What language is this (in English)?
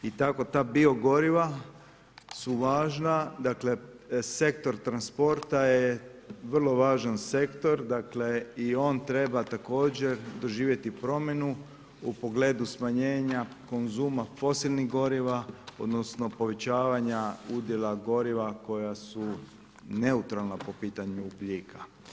Croatian